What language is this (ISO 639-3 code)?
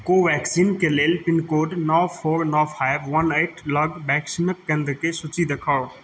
mai